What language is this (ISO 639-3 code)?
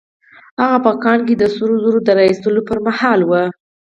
pus